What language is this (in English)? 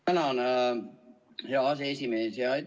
Estonian